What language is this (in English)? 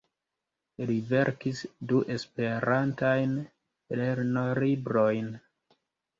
Esperanto